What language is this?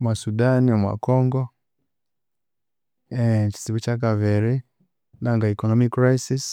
Konzo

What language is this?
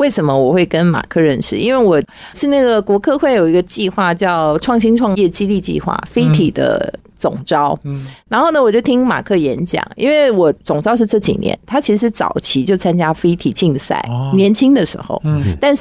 Chinese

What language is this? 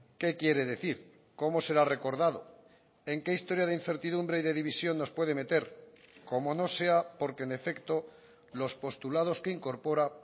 Spanish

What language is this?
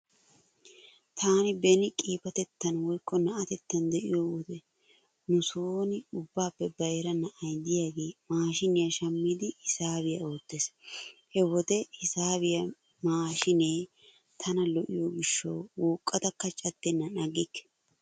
Wolaytta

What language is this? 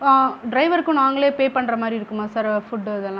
Tamil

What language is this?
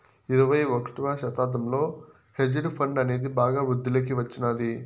Telugu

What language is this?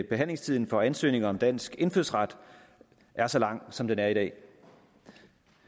Danish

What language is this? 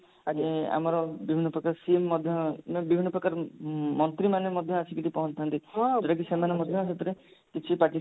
Odia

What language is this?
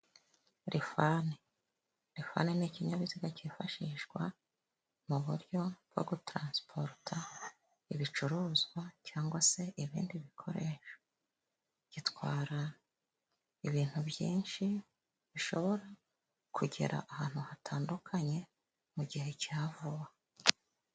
Kinyarwanda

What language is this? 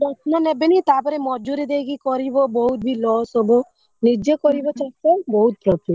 Odia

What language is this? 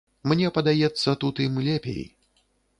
Belarusian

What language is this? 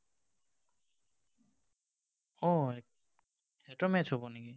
Assamese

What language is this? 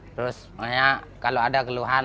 Indonesian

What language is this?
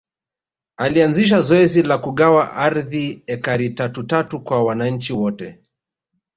Swahili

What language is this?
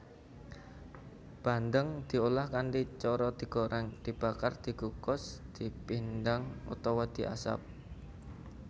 Javanese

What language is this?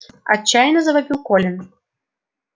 Russian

